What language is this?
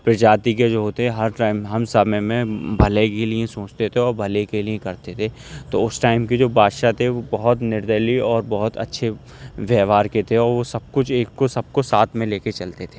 Urdu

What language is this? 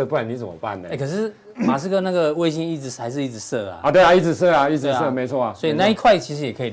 Chinese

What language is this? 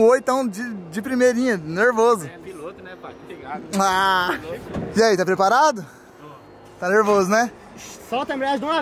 Portuguese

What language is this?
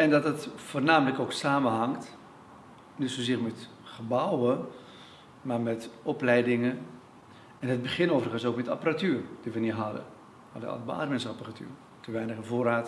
Dutch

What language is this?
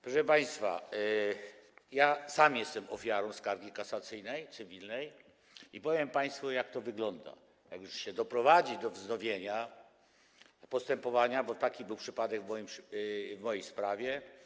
Polish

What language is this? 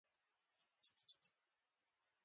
Pashto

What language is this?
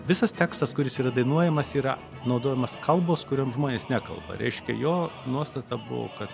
Lithuanian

